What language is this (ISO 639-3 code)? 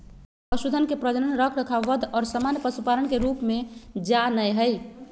mag